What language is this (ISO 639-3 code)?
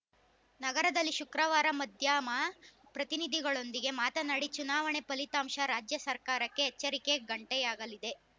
kan